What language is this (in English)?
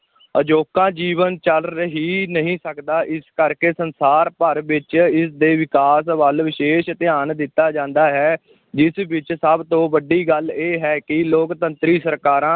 Punjabi